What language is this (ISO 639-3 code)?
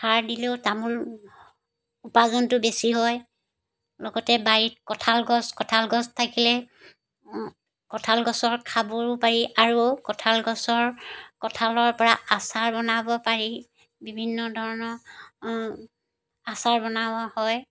asm